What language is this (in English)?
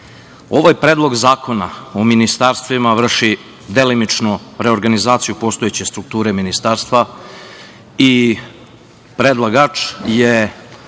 Serbian